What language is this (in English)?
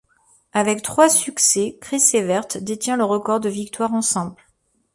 French